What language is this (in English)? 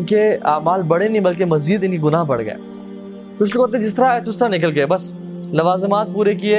Urdu